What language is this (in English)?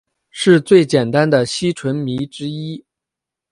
Chinese